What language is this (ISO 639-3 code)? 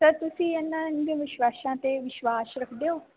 pan